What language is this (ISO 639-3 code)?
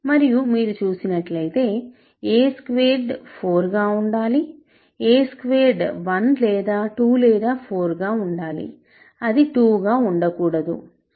tel